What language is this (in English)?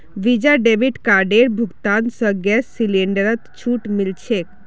Magahi